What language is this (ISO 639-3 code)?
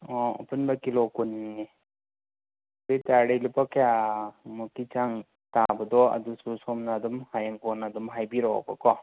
mni